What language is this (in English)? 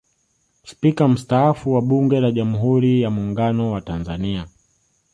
Swahili